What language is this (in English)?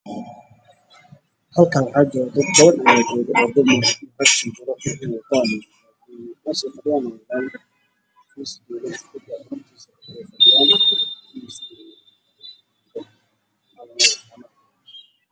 Somali